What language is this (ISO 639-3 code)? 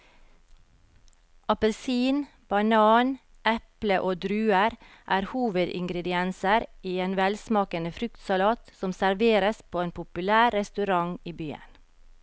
nor